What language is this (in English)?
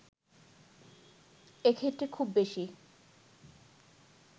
Bangla